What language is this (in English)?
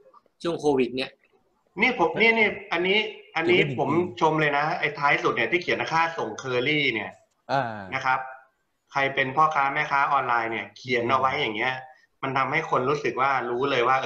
Thai